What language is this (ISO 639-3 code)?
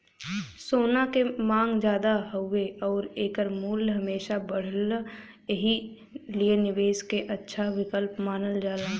bho